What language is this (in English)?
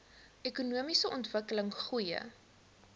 Afrikaans